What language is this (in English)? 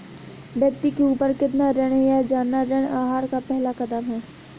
Hindi